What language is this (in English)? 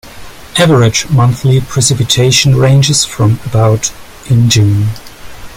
English